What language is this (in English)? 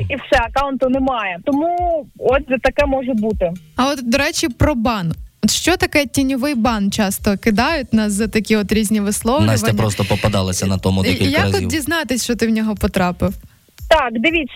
Ukrainian